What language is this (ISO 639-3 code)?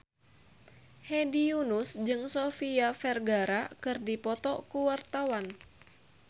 sun